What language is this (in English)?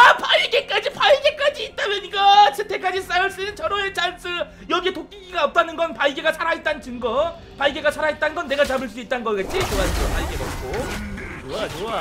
Korean